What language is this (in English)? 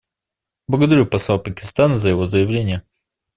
Russian